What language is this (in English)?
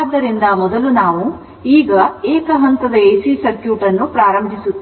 Kannada